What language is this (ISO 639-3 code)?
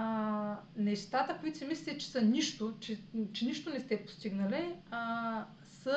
bul